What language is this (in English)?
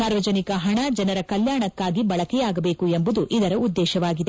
Kannada